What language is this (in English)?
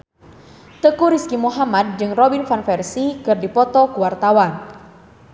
Sundanese